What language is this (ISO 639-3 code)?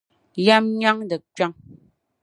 dag